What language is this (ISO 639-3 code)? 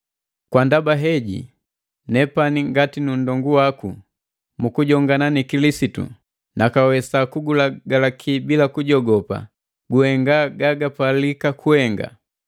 mgv